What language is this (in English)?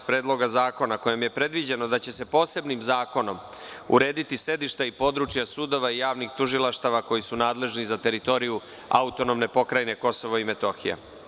Serbian